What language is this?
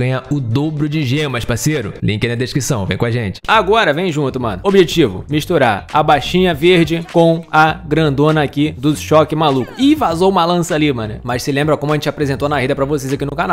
Portuguese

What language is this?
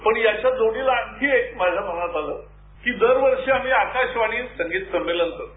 Marathi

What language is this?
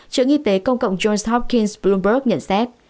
Vietnamese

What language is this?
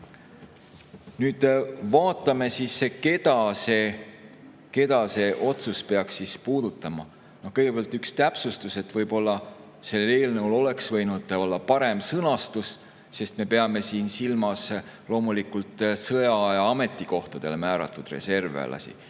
Estonian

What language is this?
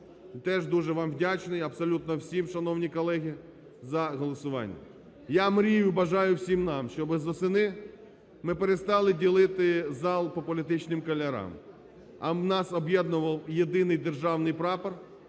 Ukrainian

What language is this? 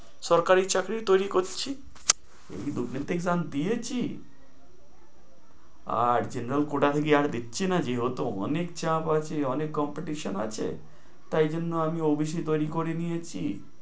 Bangla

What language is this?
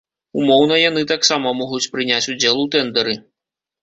Belarusian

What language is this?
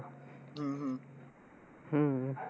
Marathi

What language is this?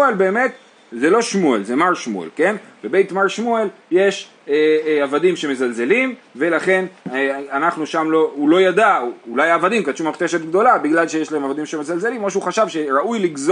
Hebrew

